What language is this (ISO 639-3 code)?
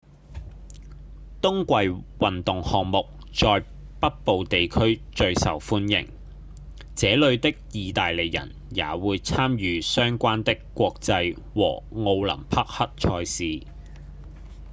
yue